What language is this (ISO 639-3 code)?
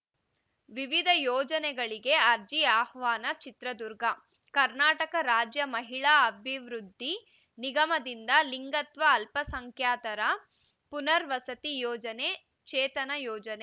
kan